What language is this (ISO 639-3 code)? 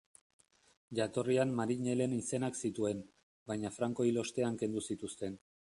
eus